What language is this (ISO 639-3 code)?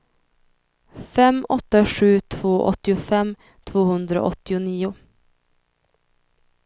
swe